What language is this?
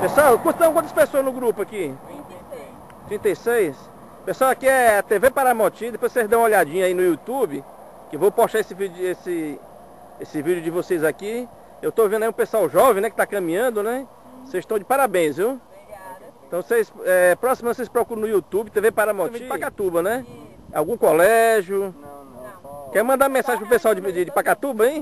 Portuguese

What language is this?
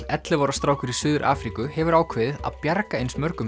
Icelandic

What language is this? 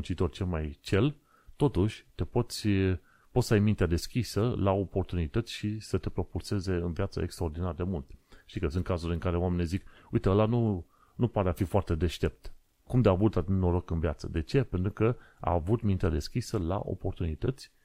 Romanian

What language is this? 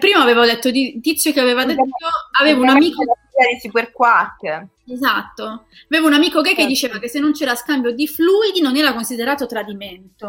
Italian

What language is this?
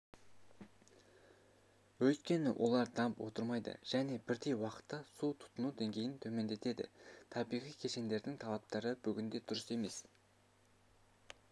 Kazakh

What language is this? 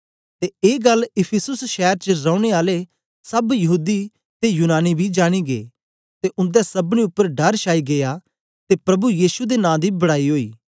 Dogri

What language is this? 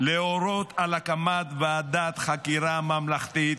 Hebrew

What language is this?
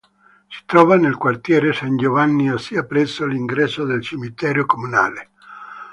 Italian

